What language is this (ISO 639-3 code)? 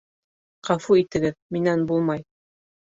bak